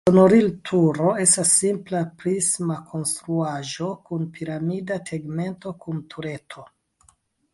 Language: Esperanto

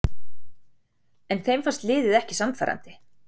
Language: Icelandic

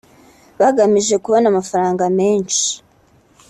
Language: Kinyarwanda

